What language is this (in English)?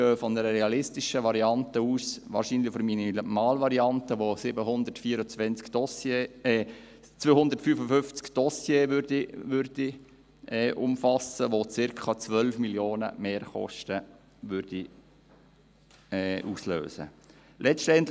Swiss German